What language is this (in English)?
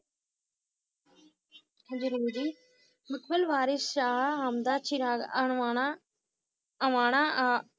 Punjabi